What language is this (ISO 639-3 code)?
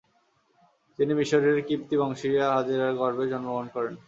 ben